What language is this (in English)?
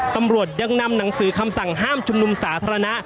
Thai